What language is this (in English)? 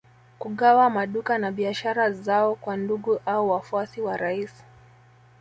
Swahili